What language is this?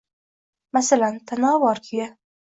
Uzbek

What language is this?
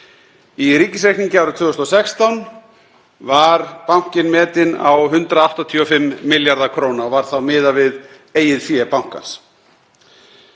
Icelandic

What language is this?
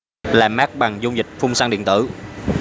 Vietnamese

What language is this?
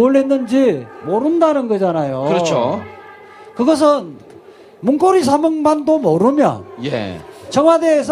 Korean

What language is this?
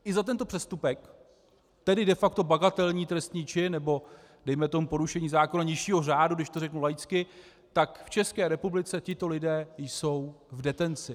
Czech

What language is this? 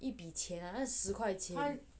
English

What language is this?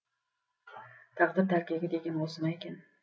Kazakh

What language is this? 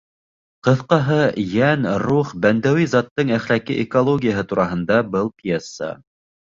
Bashkir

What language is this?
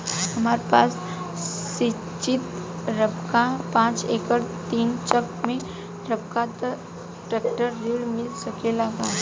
Bhojpuri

